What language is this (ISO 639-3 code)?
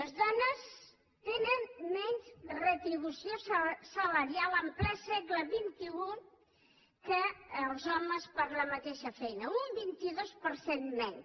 cat